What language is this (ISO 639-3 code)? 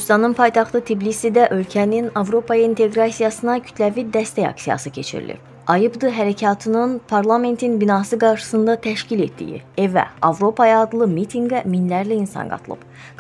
tur